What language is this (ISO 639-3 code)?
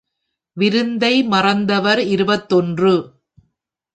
tam